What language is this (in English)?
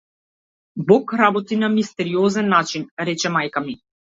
Macedonian